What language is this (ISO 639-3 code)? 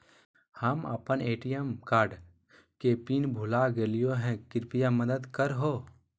mag